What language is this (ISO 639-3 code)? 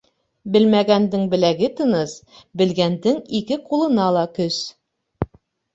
bak